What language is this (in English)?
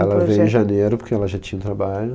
Portuguese